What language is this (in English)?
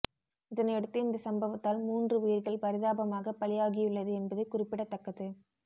Tamil